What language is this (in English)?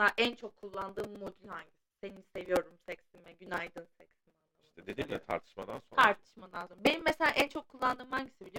Turkish